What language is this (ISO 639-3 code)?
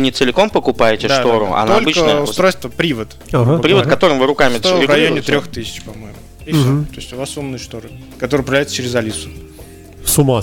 rus